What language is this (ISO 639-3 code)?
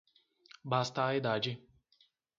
por